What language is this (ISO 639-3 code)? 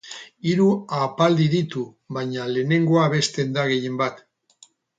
eus